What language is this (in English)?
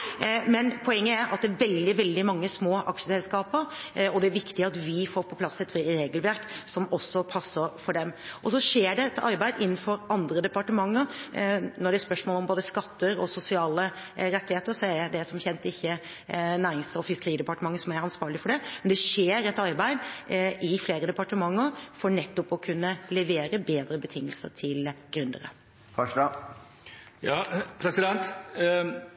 Norwegian Bokmål